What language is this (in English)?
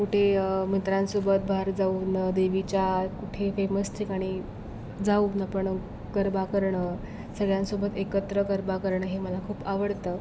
Marathi